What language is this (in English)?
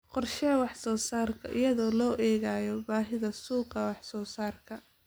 Somali